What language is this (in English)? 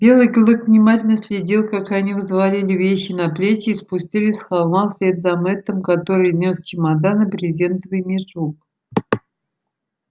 Russian